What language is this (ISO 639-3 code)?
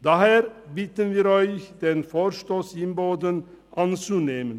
gsw